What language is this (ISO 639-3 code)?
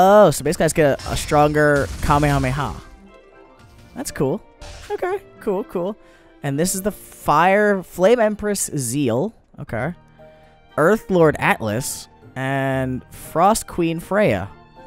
eng